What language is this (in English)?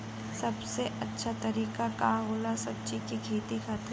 Bhojpuri